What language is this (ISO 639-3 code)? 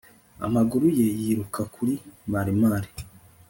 kin